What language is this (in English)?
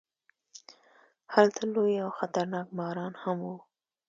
Pashto